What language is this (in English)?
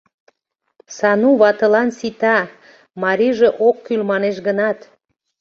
Mari